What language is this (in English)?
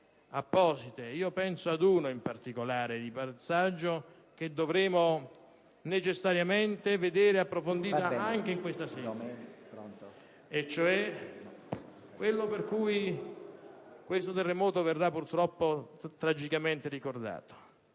Italian